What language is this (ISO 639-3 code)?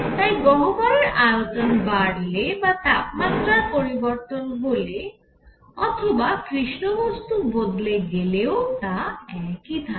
ben